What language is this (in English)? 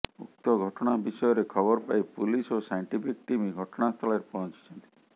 Odia